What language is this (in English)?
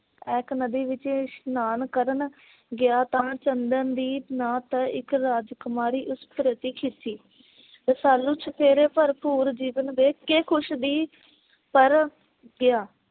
Punjabi